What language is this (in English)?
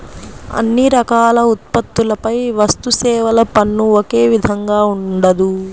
Telugu